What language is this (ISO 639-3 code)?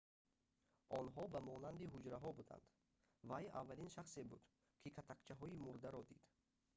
tgk